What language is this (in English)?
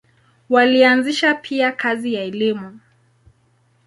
Swahili